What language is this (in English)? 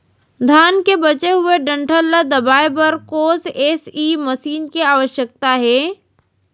Chhattisgarhi